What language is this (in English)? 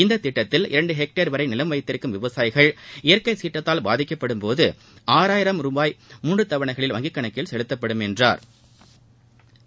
Tamil